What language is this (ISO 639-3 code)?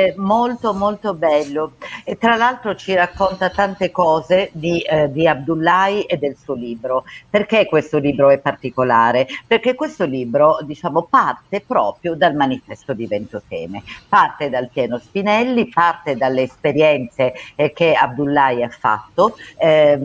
ita